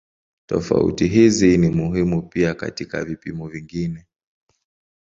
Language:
Swahili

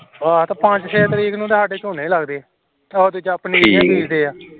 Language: Punjabi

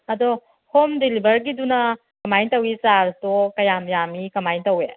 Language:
Manipuri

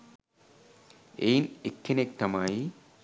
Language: Sinhala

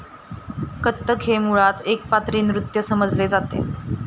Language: Marathi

